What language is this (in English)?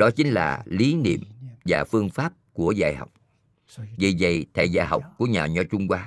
Vietnamese